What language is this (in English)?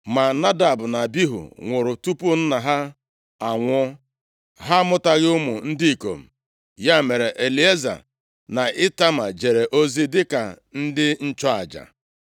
Igbo